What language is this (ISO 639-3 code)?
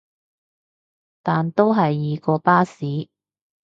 yue